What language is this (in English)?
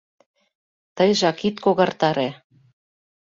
Mari